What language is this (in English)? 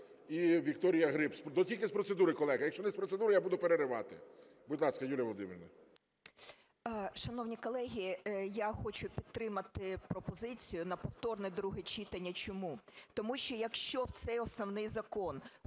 Ukrainian